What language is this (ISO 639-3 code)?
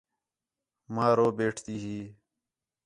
xhe